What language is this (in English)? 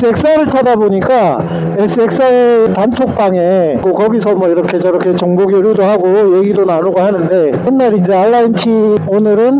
Korean